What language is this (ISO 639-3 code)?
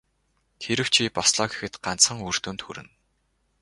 mon